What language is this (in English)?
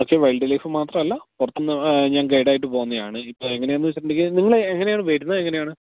Malayalam